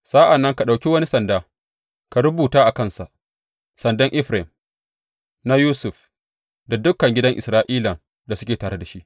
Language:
Hausa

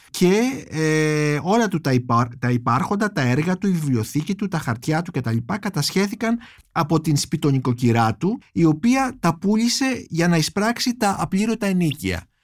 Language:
Greek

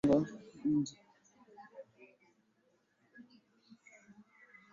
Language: Swahili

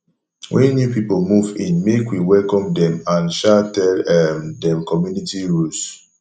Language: Nigerian Pidgin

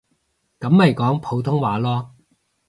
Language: Cantonese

